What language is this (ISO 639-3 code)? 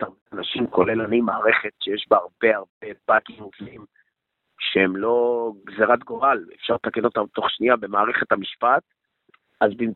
heb